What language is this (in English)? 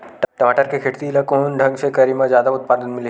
Chhattisgarhi